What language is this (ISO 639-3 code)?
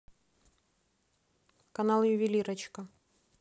rus